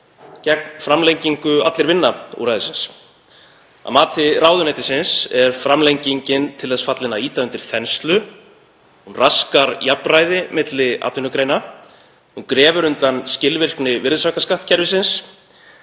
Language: Icelandic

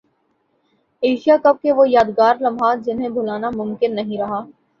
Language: Urdu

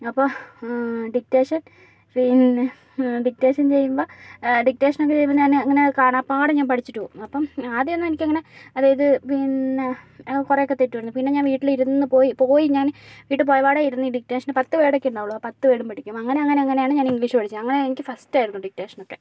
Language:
Malayalam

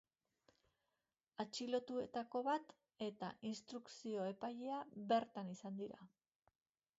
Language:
Basque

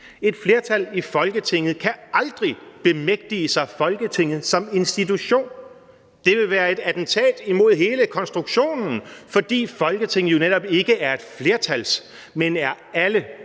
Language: Danish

